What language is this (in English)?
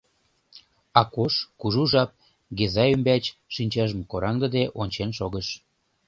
Mari